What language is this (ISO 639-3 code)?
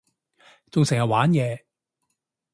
yue